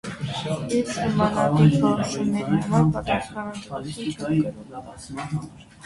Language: Armenian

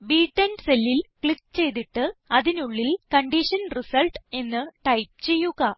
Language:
Malayalam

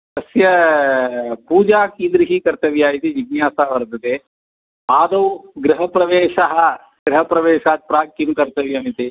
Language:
Sanskrit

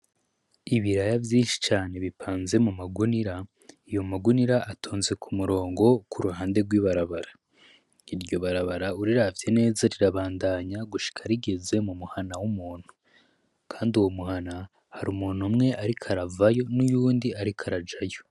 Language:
Rundi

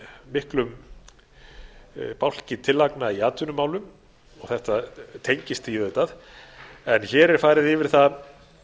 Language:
Icelandic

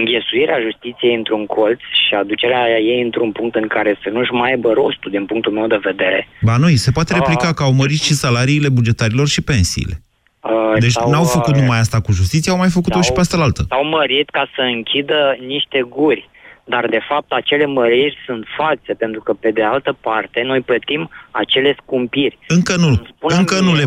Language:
Romanian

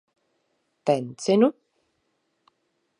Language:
Latvian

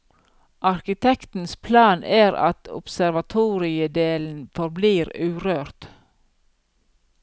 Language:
Norwegian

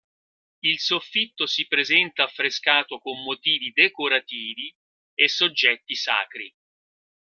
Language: Italian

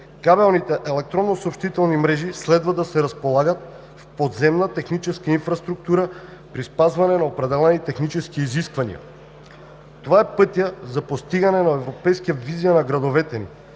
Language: Bulgarian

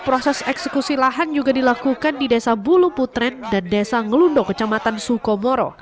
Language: Indonesian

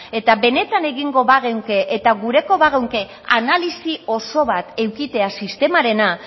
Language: Basque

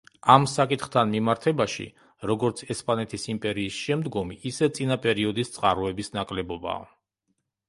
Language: Georgian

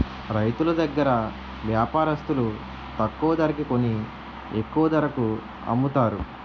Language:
Telugu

